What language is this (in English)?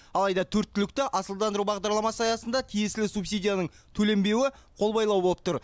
Kazakh